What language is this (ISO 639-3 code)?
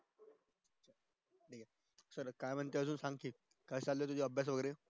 mar